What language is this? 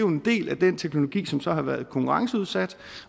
Danish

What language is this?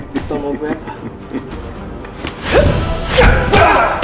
Indonesian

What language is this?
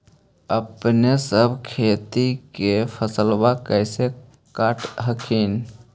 Magahi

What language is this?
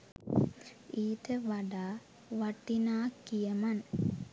Sinhala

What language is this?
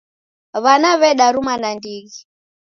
Taita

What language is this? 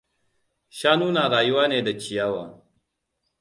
Hausa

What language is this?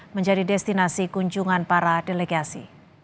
Indonesian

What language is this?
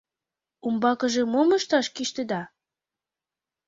Mari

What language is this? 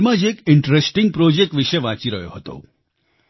Gujarati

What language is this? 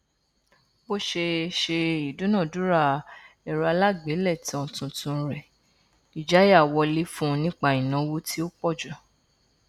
Yoruba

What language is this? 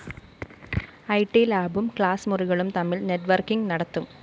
Malayalam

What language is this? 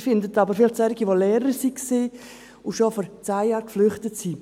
Swiss German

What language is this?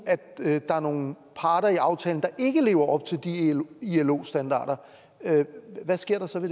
Danish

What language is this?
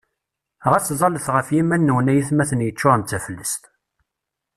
Kabyle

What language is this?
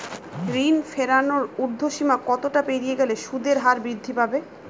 Bangla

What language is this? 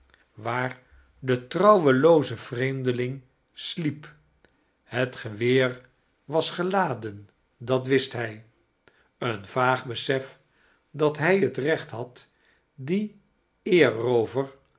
Dutch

